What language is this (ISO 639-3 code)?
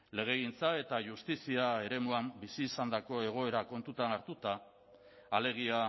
eus